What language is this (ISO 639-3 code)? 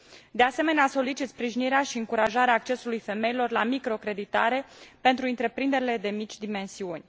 ron